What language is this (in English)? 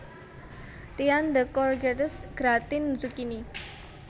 Javanese